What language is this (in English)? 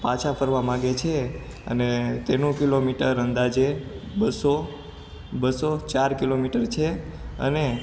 Gujarati